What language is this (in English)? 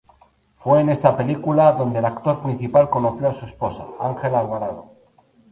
Spanish